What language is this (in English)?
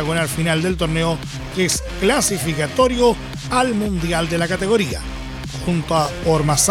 Spanish